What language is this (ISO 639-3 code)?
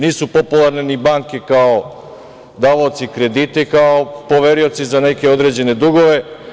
srp